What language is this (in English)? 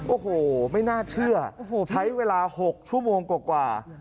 Thai